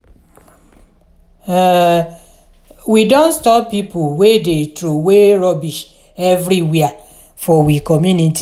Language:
Nigerian Pidgin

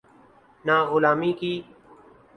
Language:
Urdu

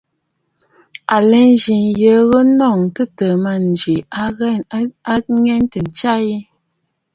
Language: Bafut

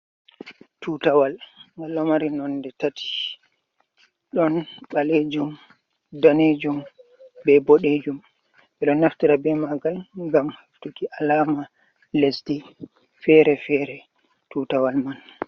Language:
Fula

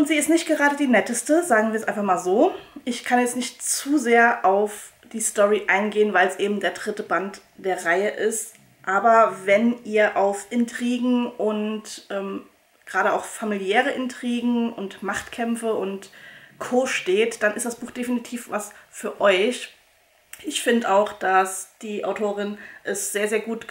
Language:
German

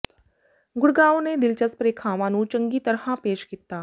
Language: Punjabi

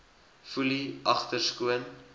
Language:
Afrikaans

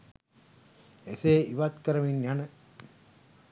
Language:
Sinhala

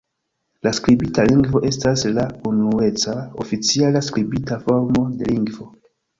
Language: Esperanto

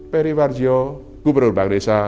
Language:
Indonesian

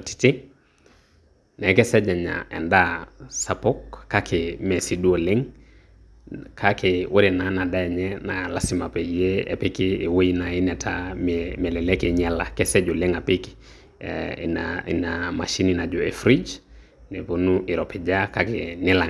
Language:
Masai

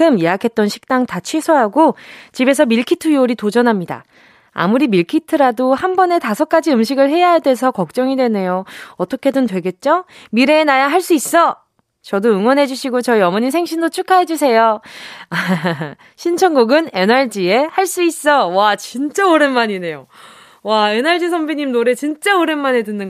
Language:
Korean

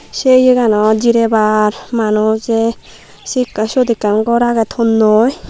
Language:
Chakma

